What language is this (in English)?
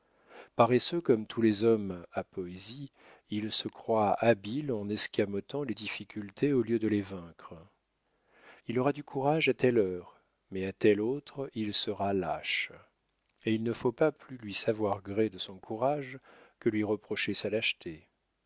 French